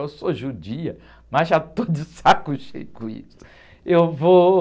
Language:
Portuguese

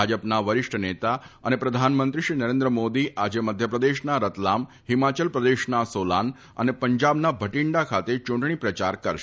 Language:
Gujarati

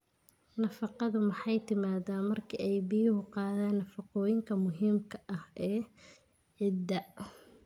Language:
Somali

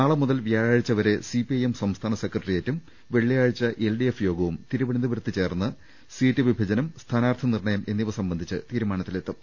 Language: Malayalam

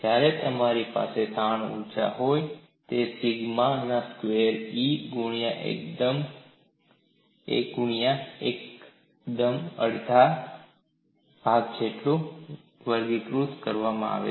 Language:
Gujarati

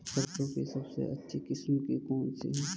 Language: Hindi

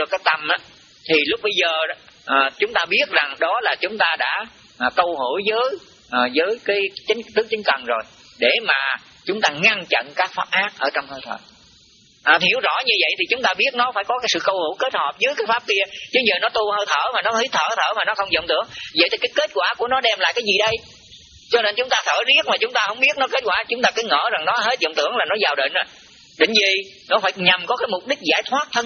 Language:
Vietnamese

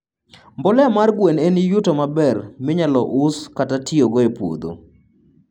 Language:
Luo (Kenya and Tanzania)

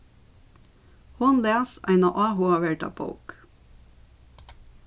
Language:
Faroese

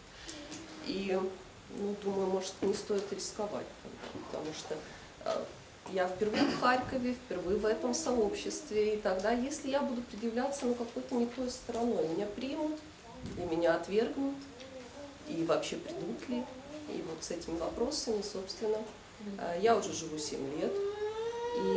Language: Russian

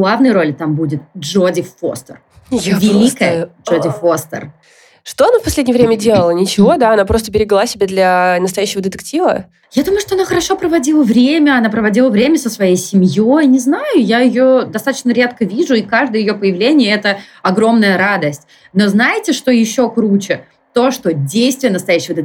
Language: Russian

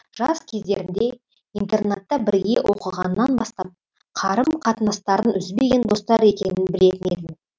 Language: Kazakh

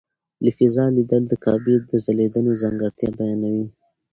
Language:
Pashto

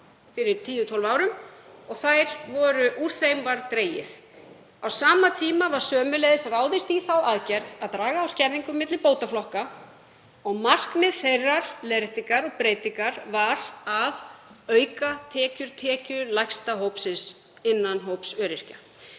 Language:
Icelandic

